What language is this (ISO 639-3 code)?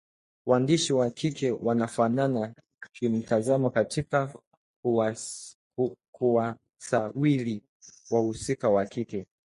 swa